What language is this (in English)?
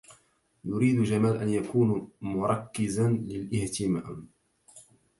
Arabic